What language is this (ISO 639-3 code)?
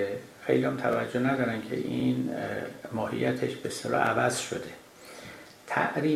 fas